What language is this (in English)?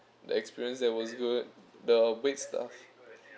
English